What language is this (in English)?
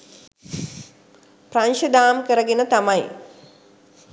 Sinhala